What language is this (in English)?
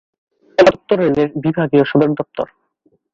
Bangla